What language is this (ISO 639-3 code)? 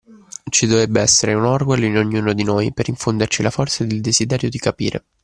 ita